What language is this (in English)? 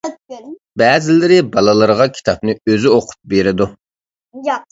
Uyghur